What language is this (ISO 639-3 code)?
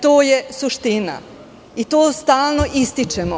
srp